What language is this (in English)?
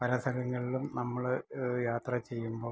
Malayalam